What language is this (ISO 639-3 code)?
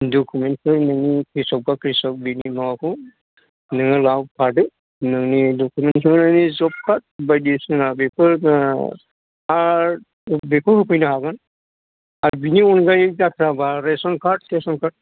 brx